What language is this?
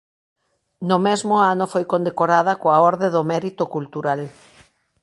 Galician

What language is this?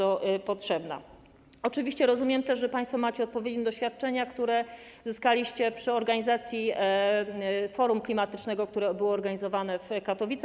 Polish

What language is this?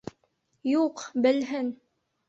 Bashkir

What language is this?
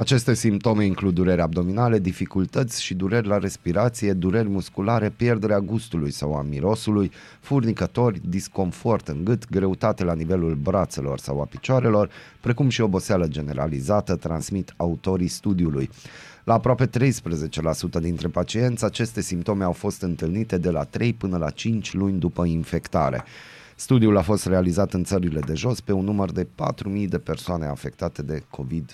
Romanian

